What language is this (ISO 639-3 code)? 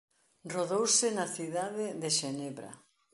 glg